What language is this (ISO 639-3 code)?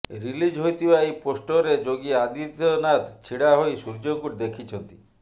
ori